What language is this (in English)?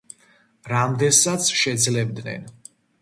Georgian